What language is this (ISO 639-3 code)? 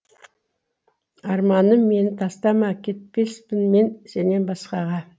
kaz